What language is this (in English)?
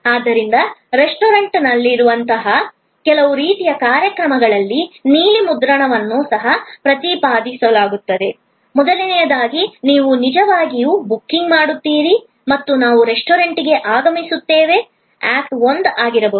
Kannada